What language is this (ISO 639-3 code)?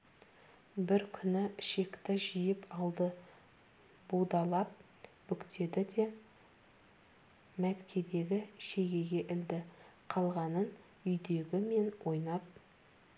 kaz